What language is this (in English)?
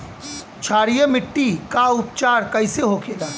Bhojpuri